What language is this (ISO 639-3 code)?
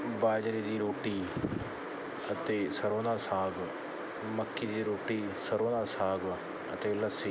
pan